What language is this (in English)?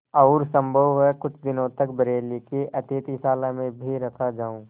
Hindi